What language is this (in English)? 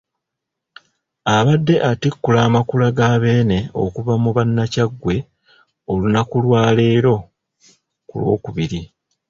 Ganda